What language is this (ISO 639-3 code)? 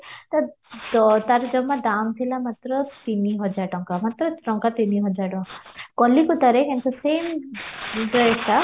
ori